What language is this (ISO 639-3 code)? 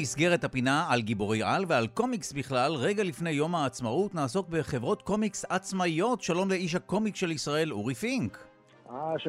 heb